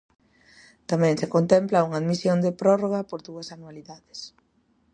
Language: Galician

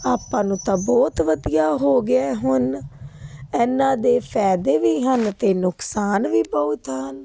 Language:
Punjabi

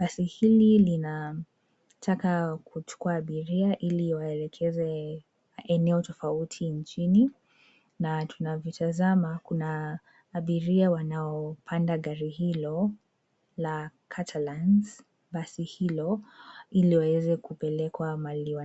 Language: Swahili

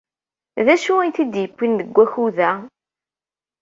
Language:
Kabyle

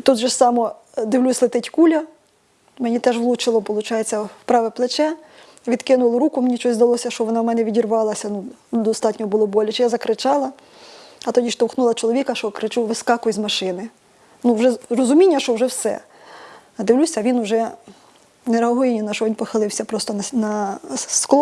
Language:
Ukrainian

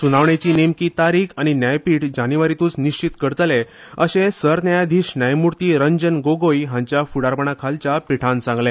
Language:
Konkani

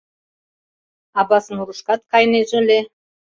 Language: Mari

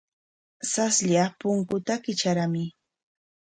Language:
Corongo Ancash Quechua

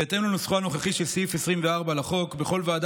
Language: Hebrew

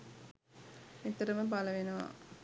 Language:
Sinhala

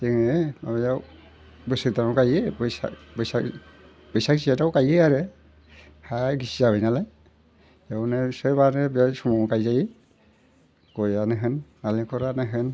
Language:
Bodo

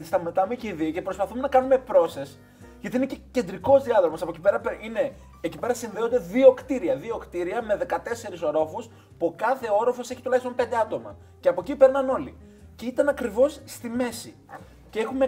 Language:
Greek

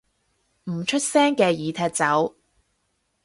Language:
Cantonese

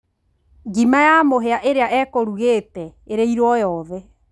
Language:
Kikuyu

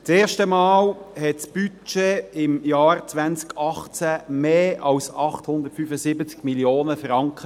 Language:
Swiss German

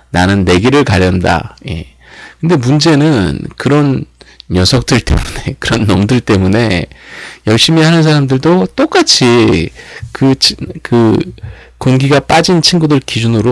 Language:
Korean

